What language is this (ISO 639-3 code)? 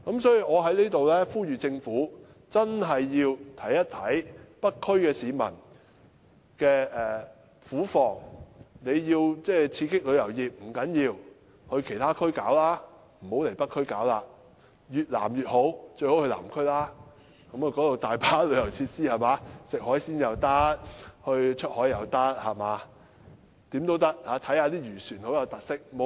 yue